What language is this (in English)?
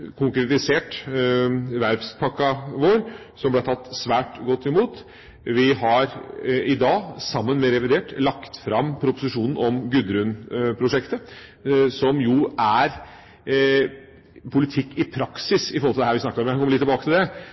Norwegian Bokmål